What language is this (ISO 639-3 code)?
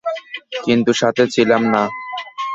ben